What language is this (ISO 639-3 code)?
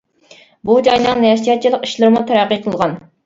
uig